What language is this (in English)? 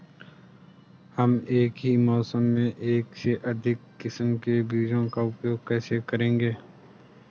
Hindi